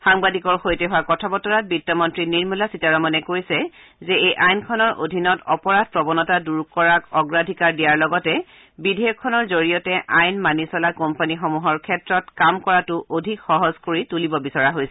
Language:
Assamese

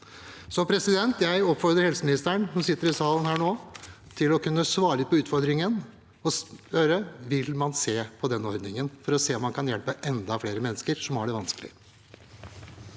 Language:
Norwegian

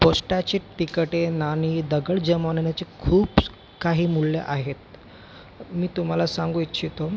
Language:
Marathi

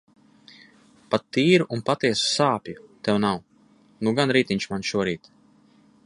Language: Latvian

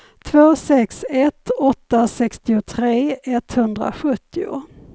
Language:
Swedish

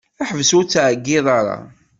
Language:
Kabyle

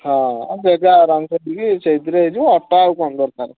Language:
Odia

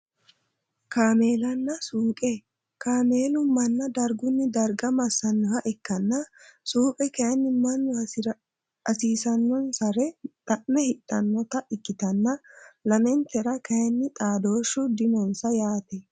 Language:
Sidamo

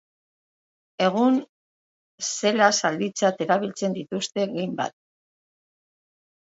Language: Basque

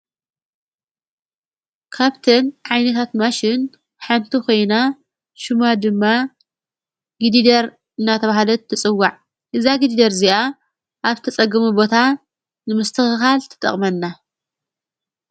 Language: Tigrinya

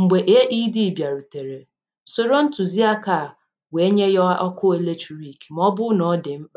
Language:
Igbo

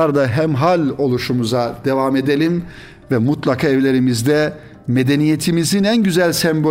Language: Turkish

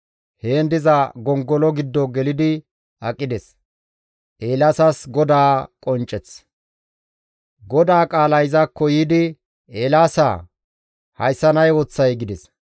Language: Gamo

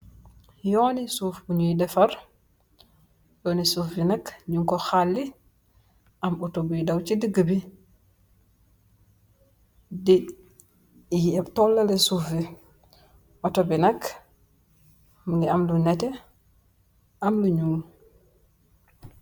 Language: Wolof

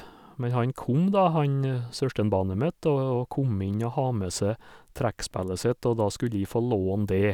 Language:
Norwegian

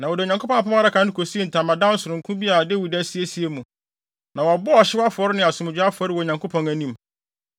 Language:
Akan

